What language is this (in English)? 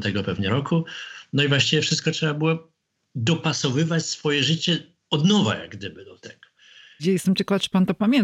Polish